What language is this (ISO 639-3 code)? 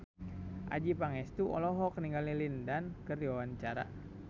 sun